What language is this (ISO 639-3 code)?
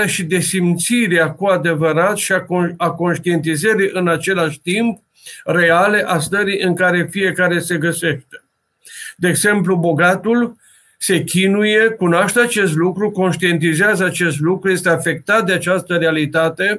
ron